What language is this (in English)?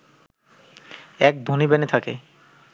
Bangla